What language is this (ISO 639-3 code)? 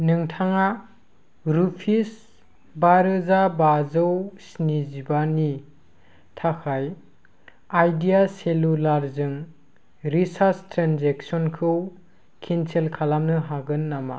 brx